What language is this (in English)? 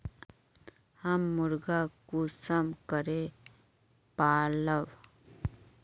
Magahi